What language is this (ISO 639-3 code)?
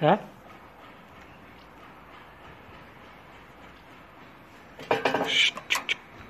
tur